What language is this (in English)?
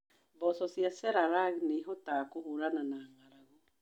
Kikuyu